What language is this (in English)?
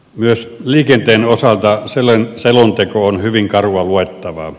Finnish